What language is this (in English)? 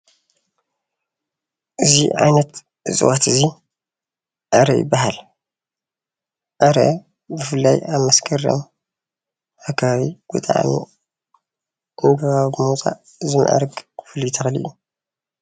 Tigrinya